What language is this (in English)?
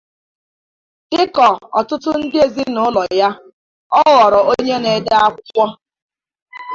Igbo